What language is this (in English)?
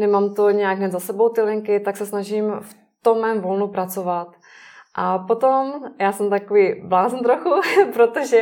Czech